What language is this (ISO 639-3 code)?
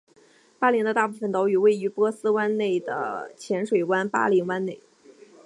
zho